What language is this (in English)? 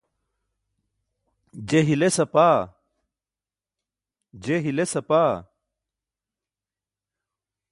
Burushaski